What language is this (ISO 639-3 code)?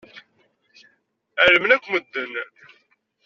kab